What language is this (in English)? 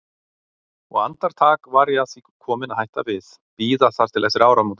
Icelandic